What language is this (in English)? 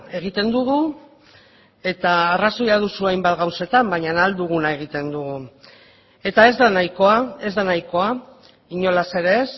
Basque